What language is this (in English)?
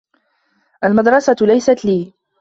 Arabic